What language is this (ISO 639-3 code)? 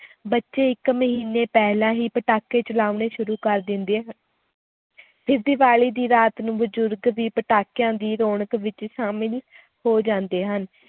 pan